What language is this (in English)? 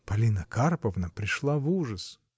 Russian